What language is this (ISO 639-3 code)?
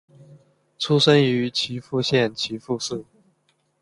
zho